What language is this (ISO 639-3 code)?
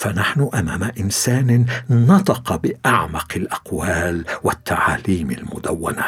ara